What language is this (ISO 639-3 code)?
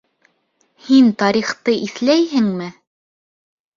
bak